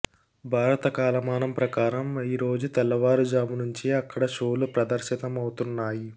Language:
Telugu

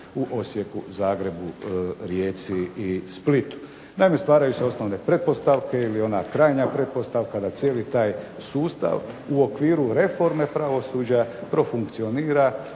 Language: Croatian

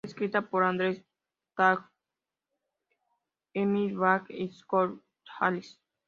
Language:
Spanish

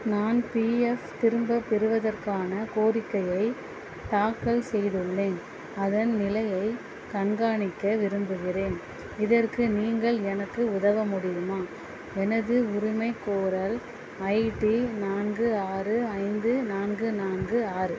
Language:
Tamil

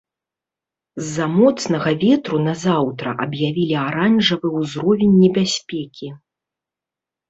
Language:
Belarusian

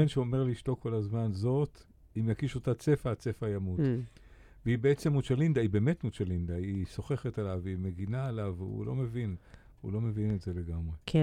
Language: Hebrew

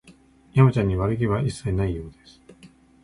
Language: Japanese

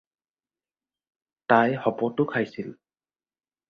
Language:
Assamese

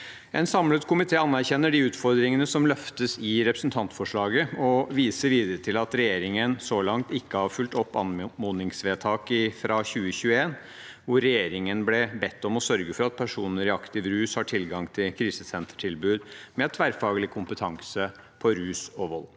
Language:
Norwegian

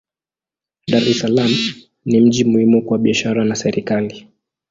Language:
Swahili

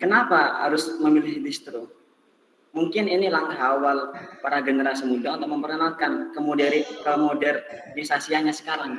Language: Indonesian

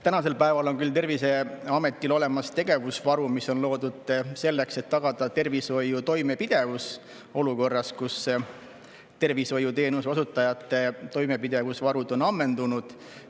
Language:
Estonian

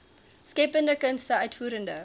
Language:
Afrikaans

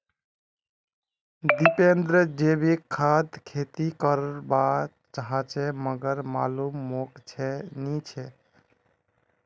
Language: Magahi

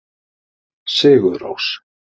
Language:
Icelandic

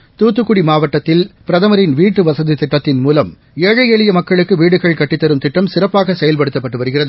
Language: Tamil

